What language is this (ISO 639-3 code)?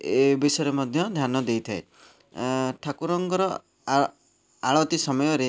ori